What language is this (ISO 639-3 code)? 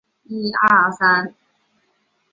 zho